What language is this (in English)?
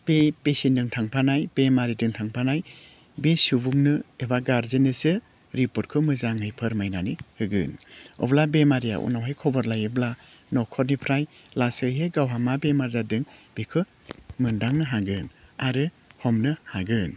Bodo